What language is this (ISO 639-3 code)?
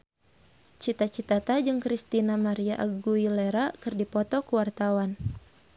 sun